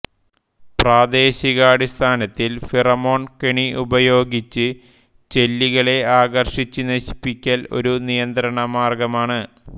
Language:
Malayalam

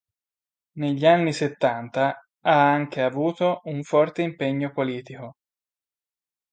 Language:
Italian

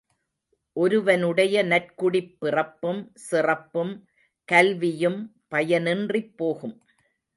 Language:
Tamil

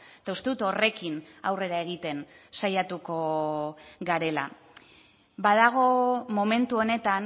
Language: Basque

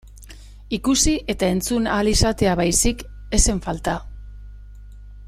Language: Basque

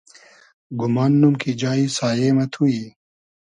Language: Hazaragi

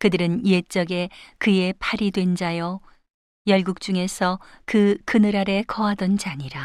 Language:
Korean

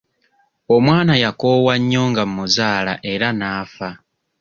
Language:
Ganda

